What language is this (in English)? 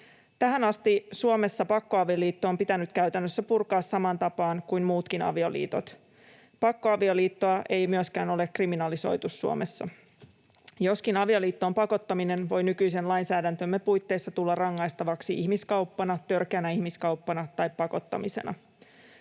Finnish